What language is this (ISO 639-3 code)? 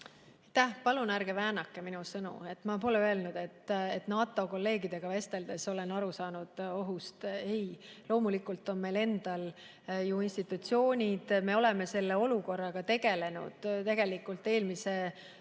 est